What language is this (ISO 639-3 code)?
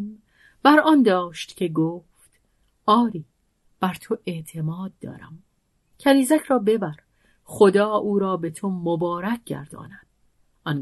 fas